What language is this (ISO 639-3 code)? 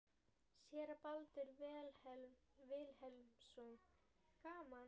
isl